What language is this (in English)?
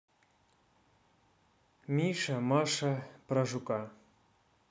Russian